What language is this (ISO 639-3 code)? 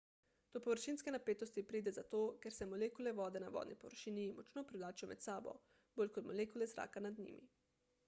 slv